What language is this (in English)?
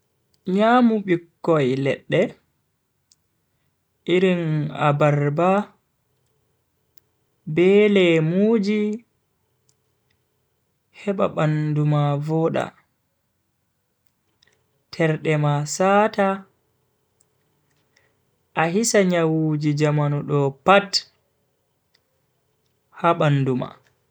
Bagirmi Fulfulde